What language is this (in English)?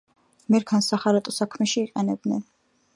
Georgian